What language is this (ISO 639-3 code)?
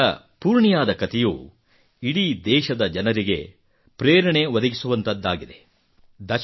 kan